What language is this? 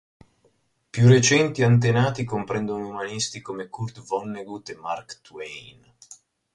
Italian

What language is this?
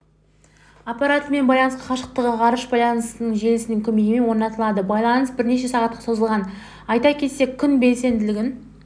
Kazakh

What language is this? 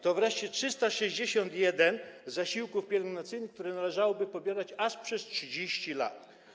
Polish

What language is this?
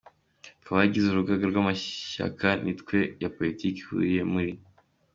Kinyarwanda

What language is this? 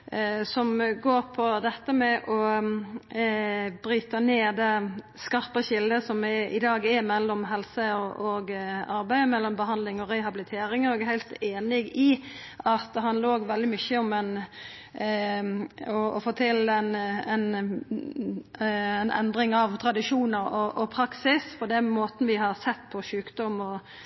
Norwegian Nynorsk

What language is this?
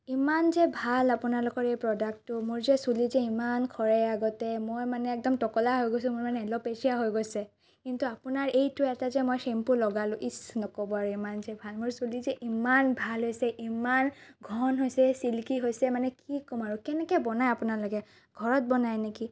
Assamese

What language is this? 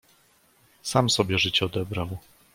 Polish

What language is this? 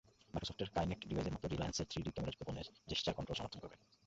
Bangla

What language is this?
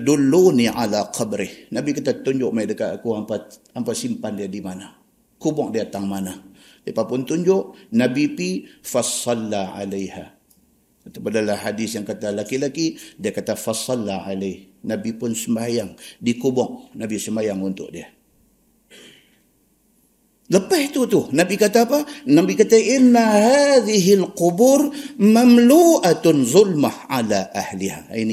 Malay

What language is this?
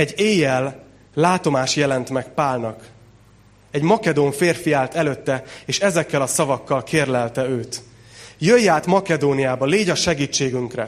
Hungarian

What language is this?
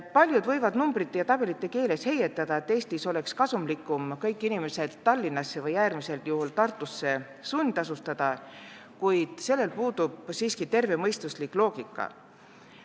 Estonian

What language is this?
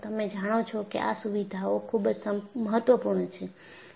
Gujarati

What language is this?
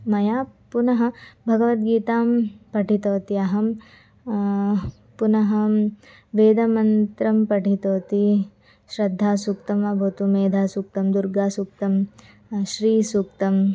Sanskrit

